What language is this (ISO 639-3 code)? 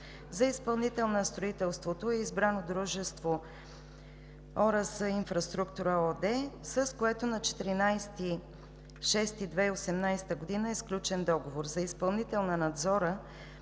bul